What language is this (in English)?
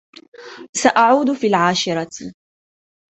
Arabic